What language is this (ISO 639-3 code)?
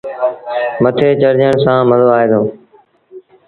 sbn